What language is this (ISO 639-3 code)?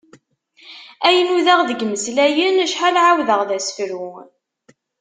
kab